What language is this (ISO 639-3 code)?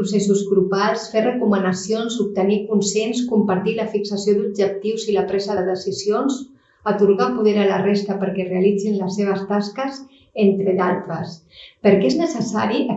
cat